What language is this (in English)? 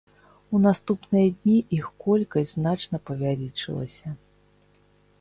Belarusian